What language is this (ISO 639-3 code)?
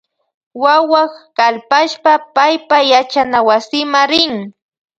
qvj